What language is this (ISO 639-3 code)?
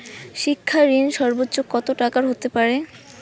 ben